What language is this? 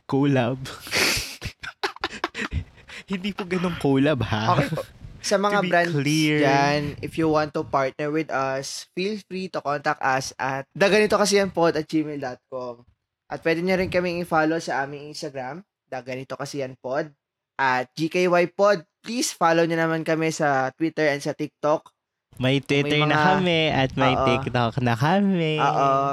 Filipino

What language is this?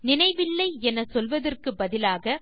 Tamil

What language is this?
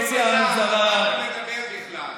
Hebrew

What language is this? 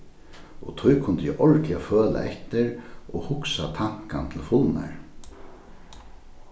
Faroese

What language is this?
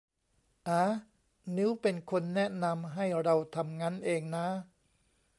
Thai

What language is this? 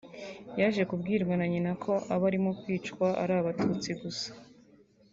Kinyarwanda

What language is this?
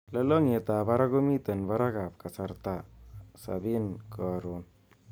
Kalenjin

